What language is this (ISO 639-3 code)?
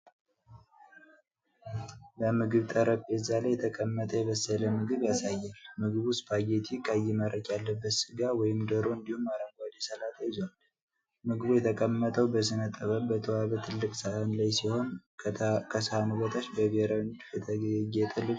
amh